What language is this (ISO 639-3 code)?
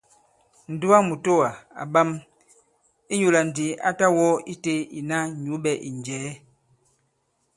abb